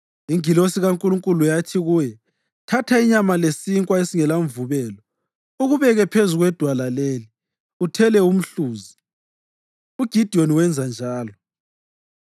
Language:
North Ndebele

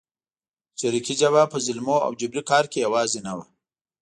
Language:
Pashto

